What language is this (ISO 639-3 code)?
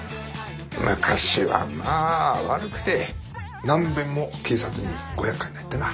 jpn